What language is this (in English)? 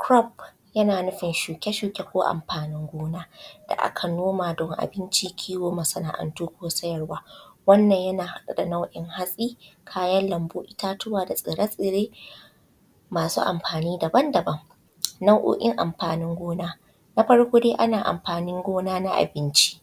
Hausa